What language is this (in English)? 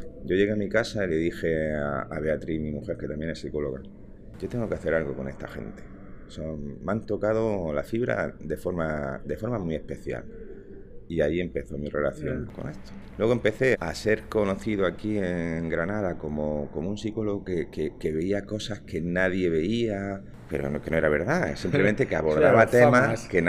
Spanish